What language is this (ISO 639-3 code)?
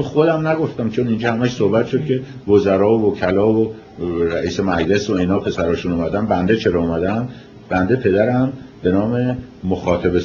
fas